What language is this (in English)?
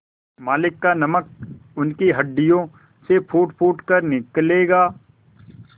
Hindi